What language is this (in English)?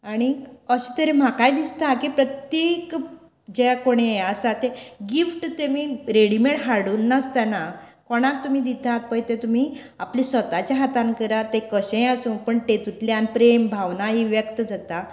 Konkani